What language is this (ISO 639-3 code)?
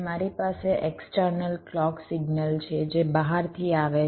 guj